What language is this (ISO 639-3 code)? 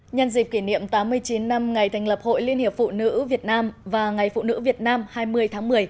vie